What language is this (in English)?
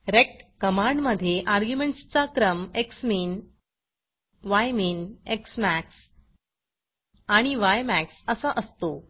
Marathi